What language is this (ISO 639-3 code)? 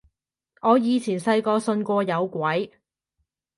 yue